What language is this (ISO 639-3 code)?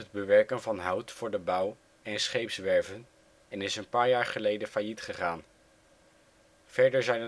nld